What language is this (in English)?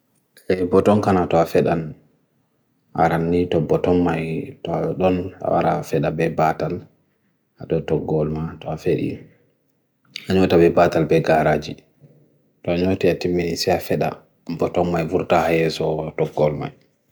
Bagirmi Fulfulde